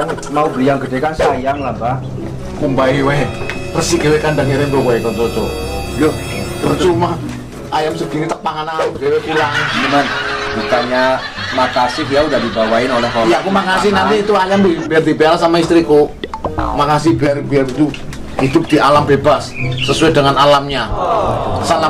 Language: Indonesian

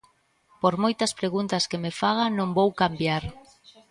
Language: Galician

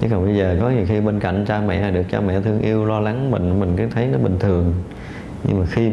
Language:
Vietnamese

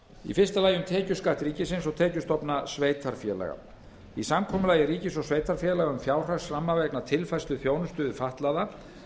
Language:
Icelandic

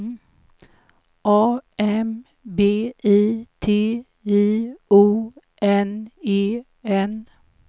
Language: Swedish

